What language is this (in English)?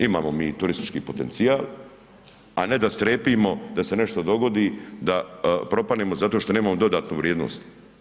Croatian